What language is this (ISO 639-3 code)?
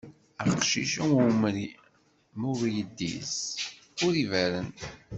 kab